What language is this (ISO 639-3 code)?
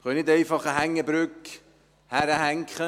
gsw